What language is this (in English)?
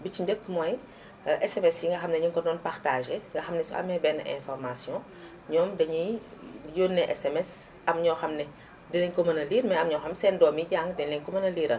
Wolof